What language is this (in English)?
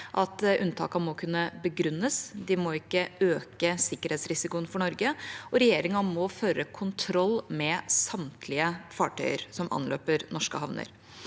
Norwegian